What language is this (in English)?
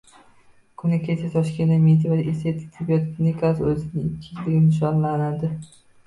Uzbek